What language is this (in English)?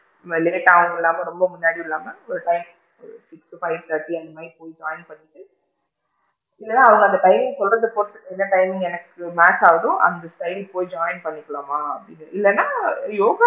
Tamil